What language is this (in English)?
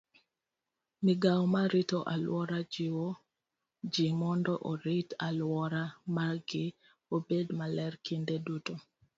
Luo (Kenya and Tanzania)